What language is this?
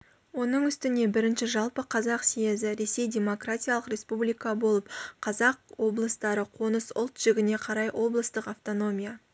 Kazakh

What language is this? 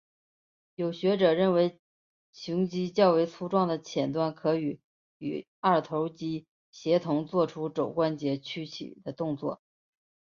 Chinese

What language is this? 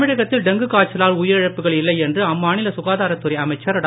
Tamil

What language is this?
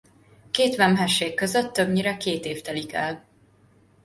Hungarian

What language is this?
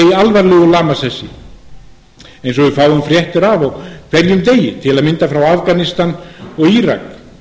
Icelandic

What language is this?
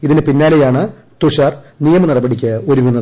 Malayalam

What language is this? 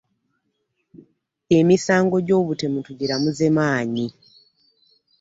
Ganda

